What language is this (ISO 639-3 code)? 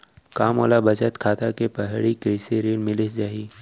hne